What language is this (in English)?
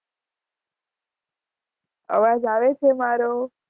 Gujarati